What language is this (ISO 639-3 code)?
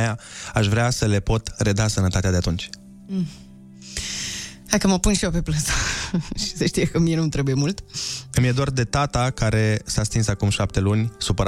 ron